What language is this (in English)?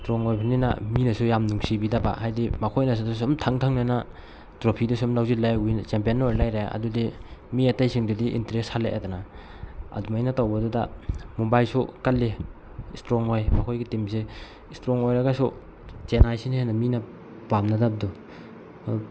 Manipuri